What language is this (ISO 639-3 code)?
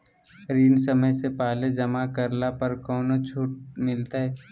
mag